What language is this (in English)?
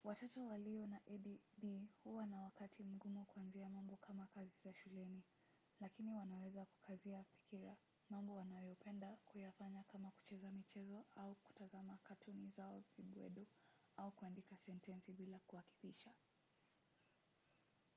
Swahili